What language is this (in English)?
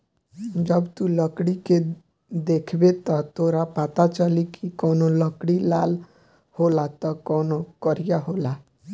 Bhojpuri